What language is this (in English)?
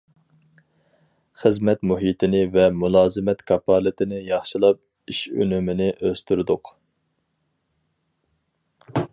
Uyghur